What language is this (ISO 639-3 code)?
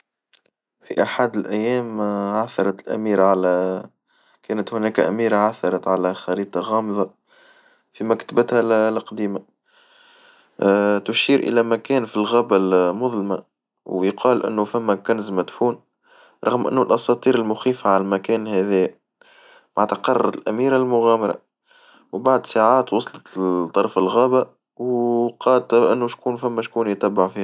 aeb